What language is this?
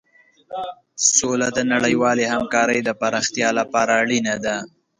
Pashto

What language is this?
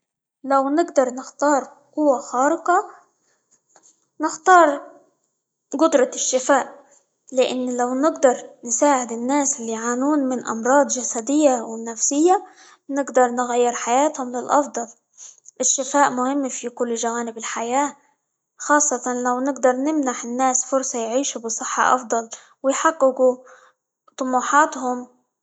Libyan Arabic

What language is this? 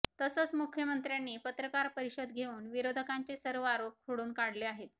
Marathi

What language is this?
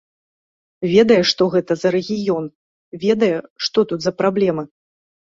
Belarusian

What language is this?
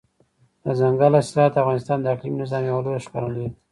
Pashto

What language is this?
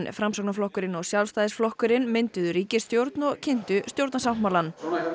Icelandic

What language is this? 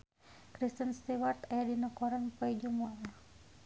Sundanese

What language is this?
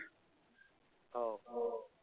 Marathi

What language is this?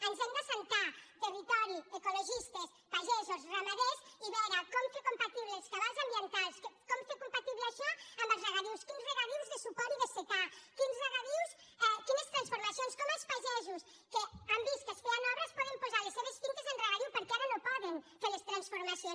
Catalan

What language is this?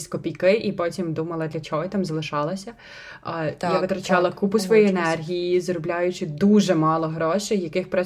Ukrainian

